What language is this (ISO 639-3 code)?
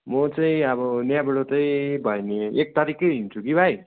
nep